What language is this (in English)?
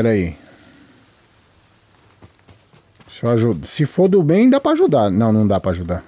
Portuguese